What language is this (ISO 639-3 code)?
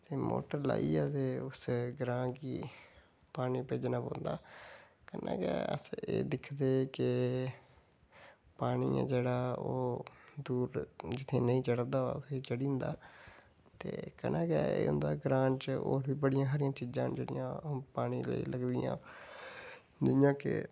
doi